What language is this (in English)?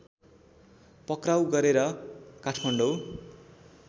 Nepali